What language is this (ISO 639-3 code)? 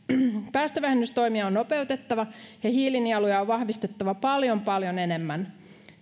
fin